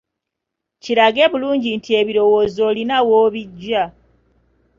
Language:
Ganda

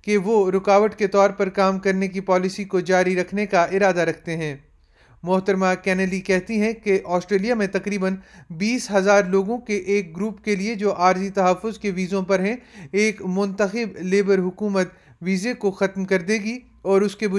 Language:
Urdu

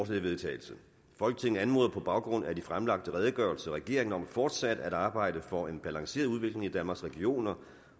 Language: Danish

